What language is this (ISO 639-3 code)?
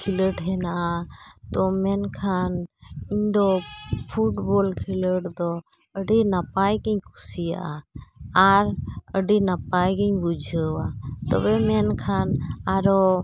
sat